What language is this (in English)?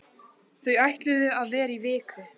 Icelandic